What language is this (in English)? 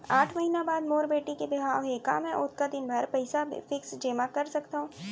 Chhattisgarhi